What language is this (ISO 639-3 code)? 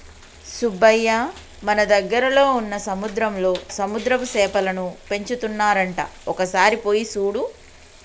tel